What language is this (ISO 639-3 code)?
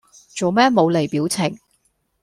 yue